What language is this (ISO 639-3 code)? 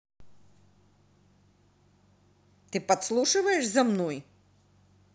rus